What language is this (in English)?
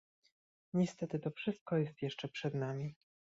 Polish